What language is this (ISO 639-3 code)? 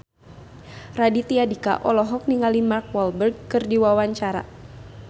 sun